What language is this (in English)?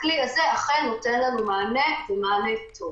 Hebrew